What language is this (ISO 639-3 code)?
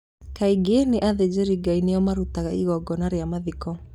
kik